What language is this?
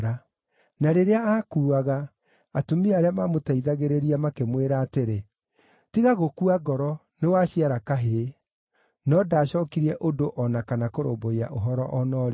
Kikuyu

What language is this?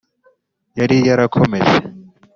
Kinyarwanda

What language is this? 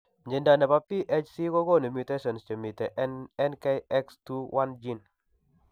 Kalenjin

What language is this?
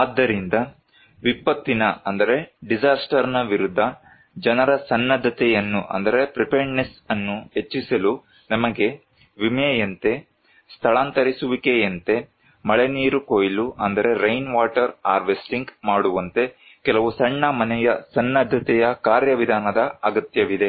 Kannada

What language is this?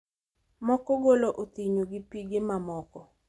Luo (Kenya and Tanzania)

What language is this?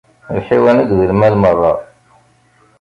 Kabyle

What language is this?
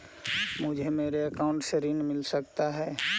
Magahi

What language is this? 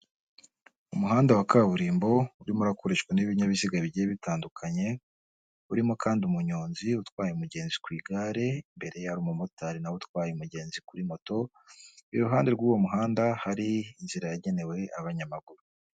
Kinyarwanda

